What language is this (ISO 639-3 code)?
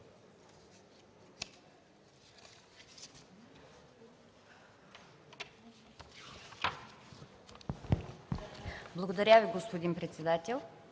bul